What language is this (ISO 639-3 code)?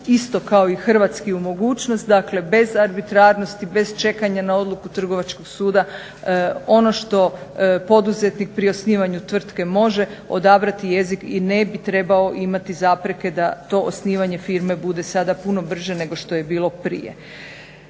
hrv